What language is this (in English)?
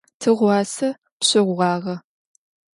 Adyghe